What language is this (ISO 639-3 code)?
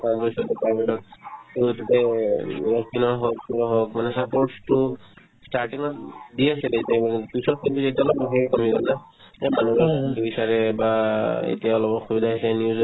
asm